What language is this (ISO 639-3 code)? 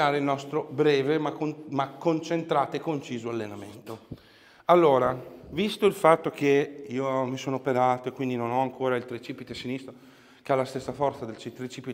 ita